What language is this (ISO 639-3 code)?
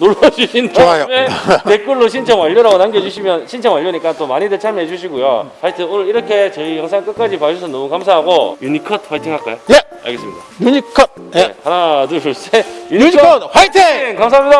kor